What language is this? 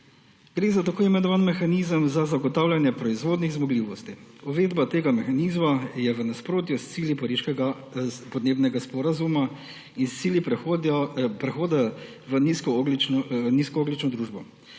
Slovenian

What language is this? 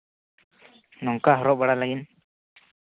Santali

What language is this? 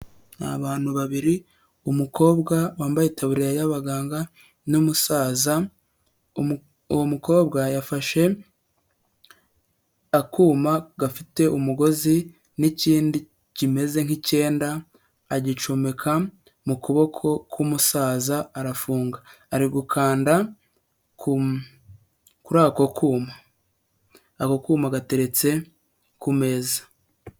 Kinyarwanda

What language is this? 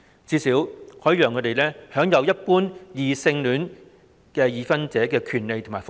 Cantonese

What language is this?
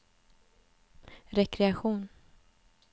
Swedish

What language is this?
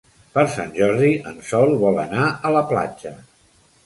Catalan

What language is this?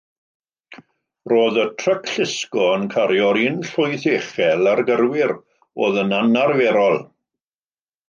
Welsh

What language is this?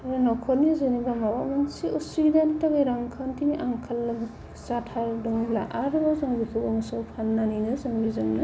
Bodo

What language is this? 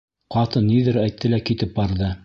Bashkir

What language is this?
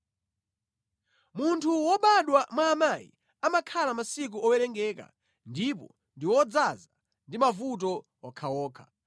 Nyanja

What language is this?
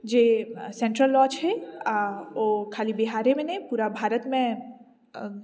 Maithili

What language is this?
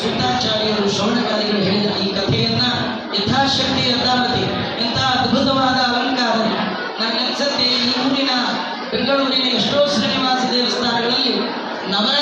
Kannada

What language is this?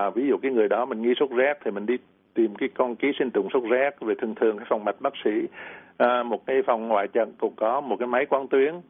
Vietnamese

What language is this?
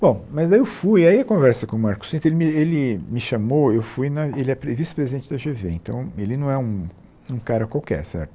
Portuguese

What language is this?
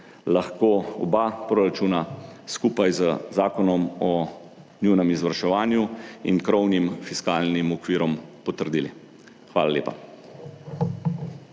Slovenian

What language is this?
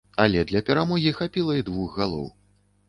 Belarusian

